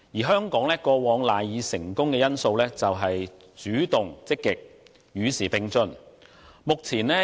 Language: Cantonese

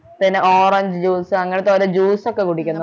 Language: Malayalam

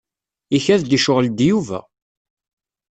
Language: Kabyle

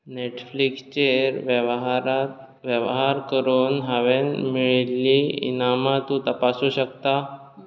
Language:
Konkani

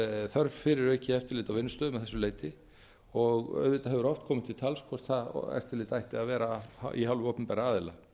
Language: Icelandic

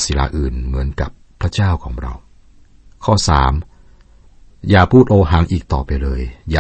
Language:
Thai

